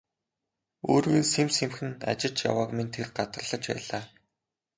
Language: Mongolian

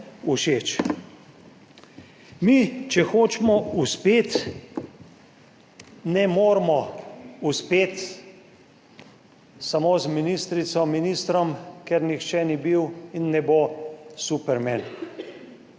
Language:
Slovenian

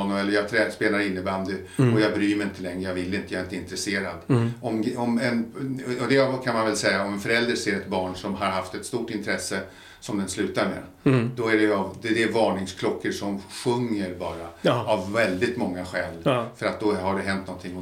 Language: Swedish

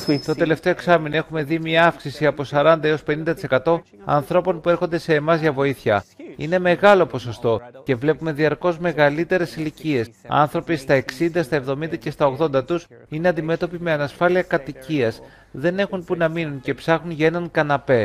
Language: Greek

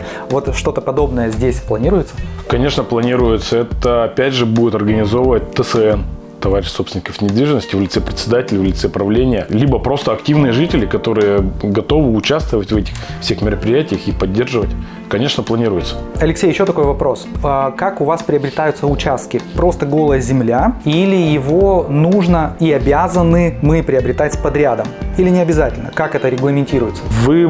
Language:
Russian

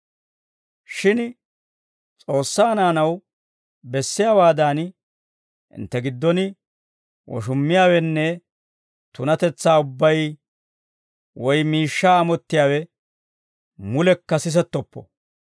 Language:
Dawro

